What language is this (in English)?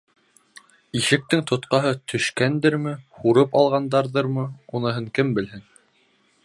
Bashkir